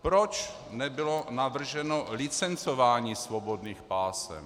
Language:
Czech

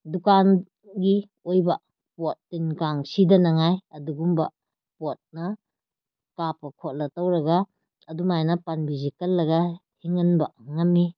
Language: Manipuri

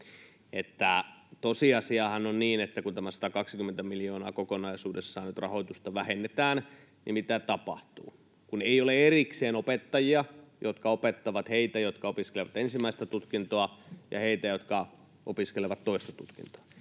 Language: Finnish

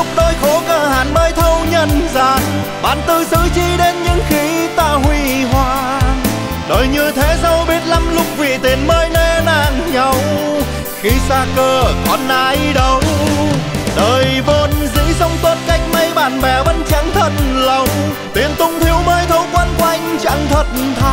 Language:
Vietnamese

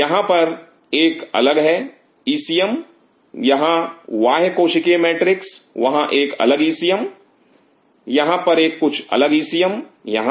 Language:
Hindi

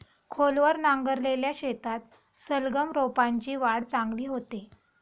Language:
Marathi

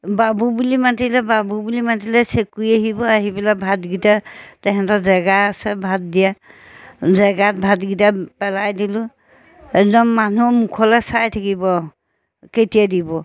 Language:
Assamese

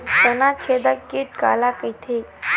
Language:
Chhattisgarhi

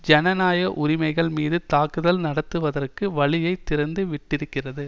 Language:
Tamil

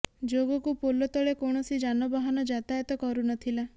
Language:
Odia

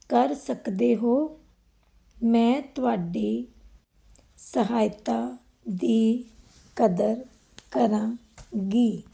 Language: Punjabi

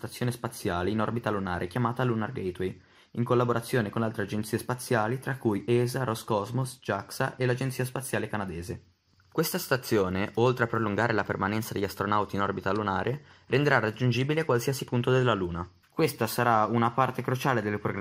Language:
Italian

